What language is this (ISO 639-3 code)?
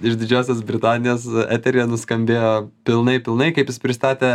lit